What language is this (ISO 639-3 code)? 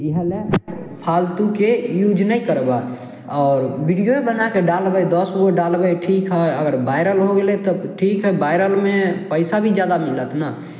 mai